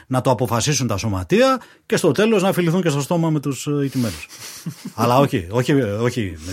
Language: Greek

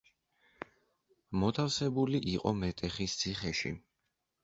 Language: Georgian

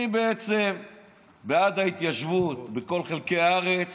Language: Hebrew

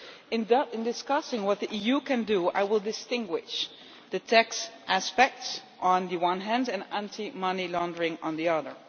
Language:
English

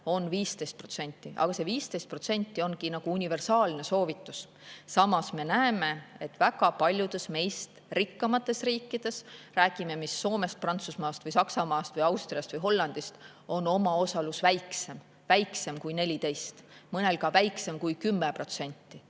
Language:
Estonian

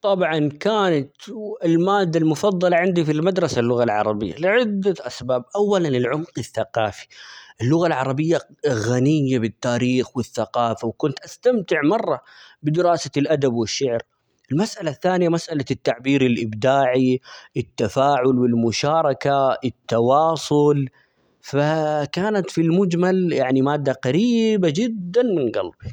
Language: Omani Arabic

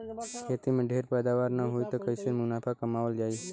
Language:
Bhojpuri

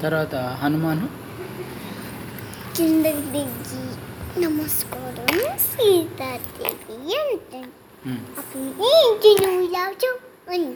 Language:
Telugu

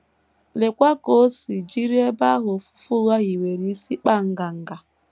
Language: Igbo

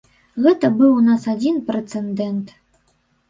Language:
Belarusian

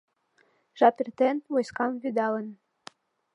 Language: Mari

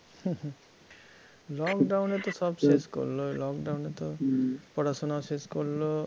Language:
Bangla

